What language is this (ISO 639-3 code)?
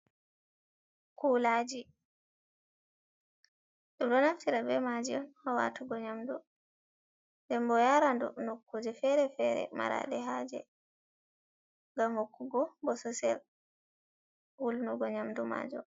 ful